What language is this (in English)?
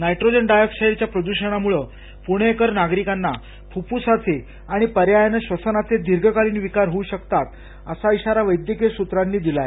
Marathi